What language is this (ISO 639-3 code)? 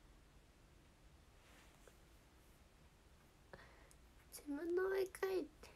jpn